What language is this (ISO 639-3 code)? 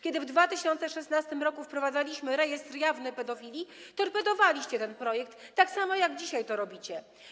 pol